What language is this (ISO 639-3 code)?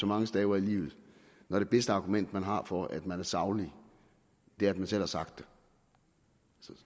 dan